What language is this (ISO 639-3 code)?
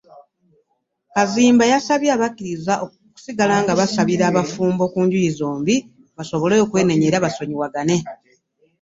lug